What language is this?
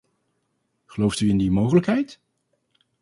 Dutch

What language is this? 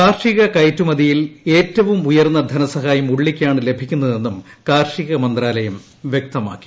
Malayalam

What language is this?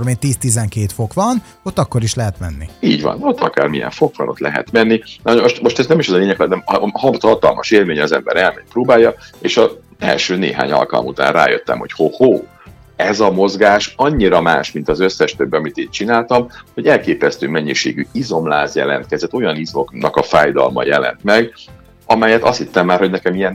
Hungarian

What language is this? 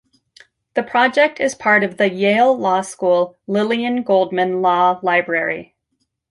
English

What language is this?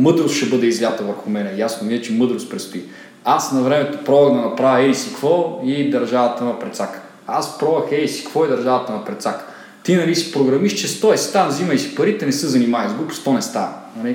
Bulgarian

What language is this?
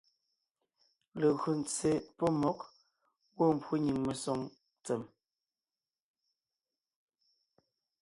Ngiemboon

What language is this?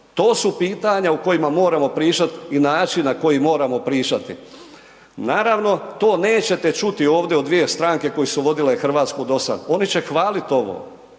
Croatian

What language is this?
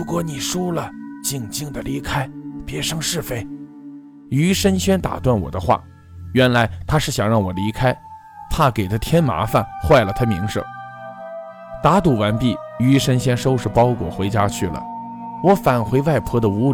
Chinese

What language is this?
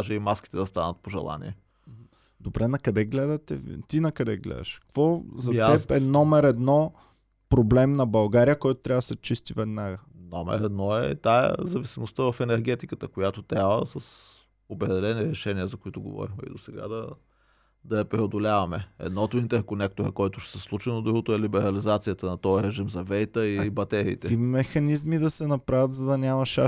Bulgarian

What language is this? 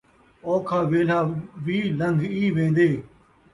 Saraiki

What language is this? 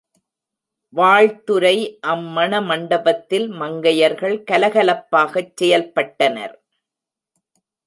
Tamil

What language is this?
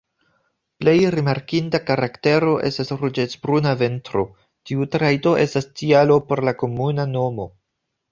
Esperanto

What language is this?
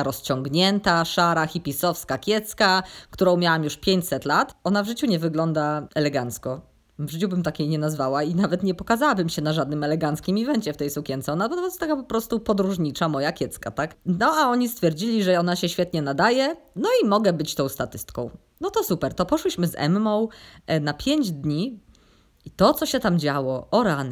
Polish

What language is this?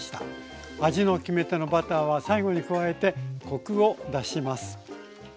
Japanese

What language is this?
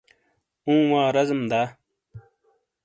Shina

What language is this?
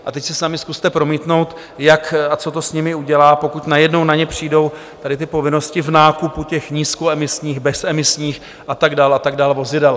Czech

